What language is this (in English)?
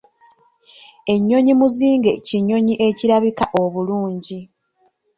Ganda